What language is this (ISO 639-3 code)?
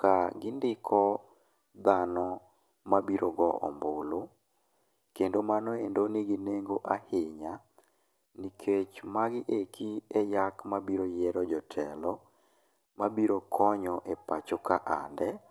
luo